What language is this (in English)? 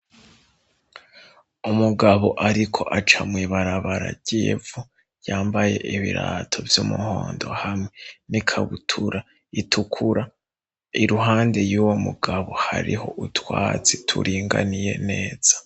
Rundi